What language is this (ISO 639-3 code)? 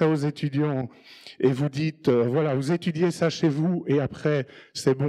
fra